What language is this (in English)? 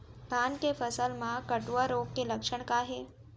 Chhattisgarhi